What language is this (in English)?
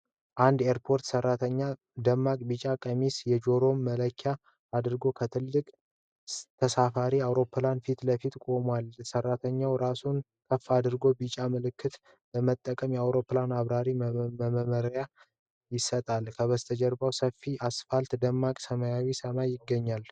Amharic